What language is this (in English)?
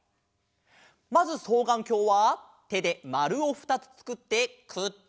Japanese